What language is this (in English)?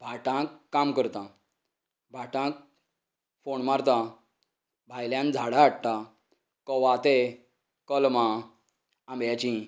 Konkani